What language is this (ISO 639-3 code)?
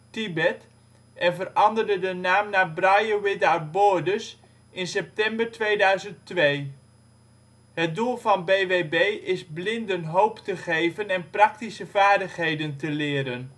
nld